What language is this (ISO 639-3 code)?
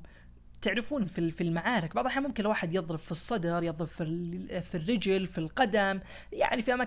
ara